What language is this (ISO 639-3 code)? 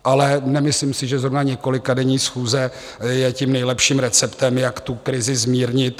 ces